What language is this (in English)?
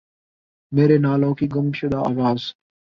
Urdu